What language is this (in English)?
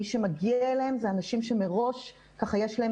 Hebrew